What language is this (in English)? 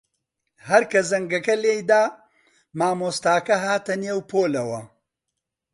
Central Kurdish